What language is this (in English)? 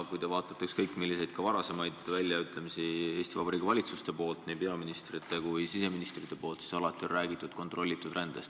Estonian